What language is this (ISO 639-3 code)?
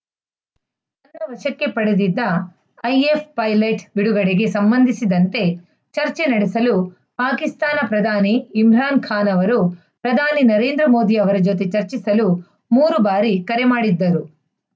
kan